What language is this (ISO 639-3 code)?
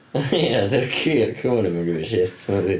cym